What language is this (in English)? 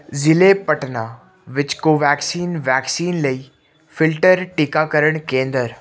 Punjabi